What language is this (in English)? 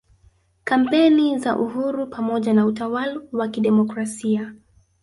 Swahili